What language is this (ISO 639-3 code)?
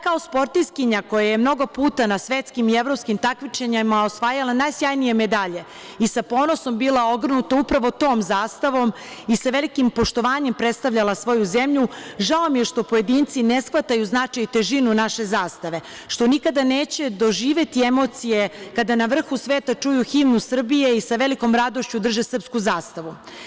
srp